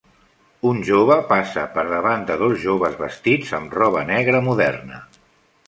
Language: Catalan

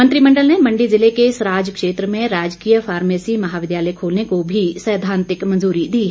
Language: Hindi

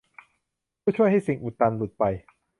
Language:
Thai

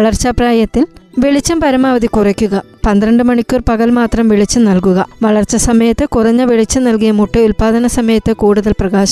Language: Malayalam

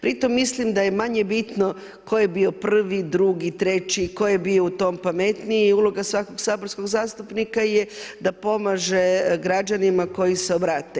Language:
Croatian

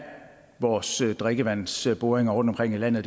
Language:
Danish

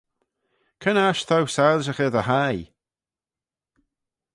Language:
Manx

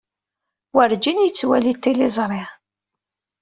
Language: Kabyle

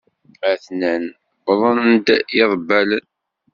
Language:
Kabyle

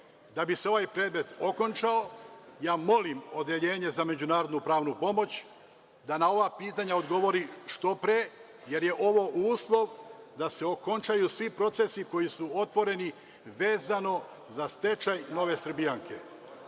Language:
Serbian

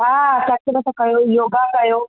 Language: Sindhi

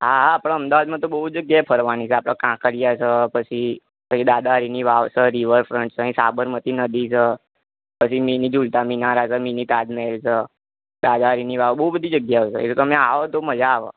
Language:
Gujarati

